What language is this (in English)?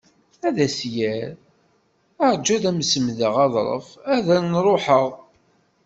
Kabyle